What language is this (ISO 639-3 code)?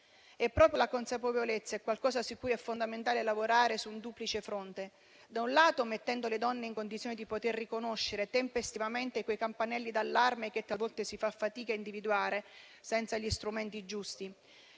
ita